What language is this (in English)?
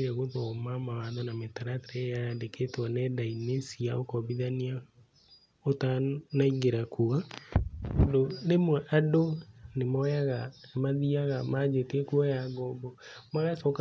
Kikuyu